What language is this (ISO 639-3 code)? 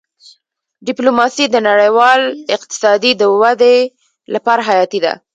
pus